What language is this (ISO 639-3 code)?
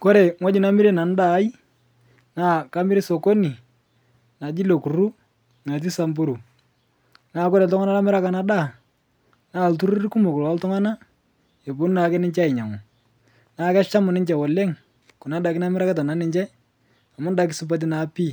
mas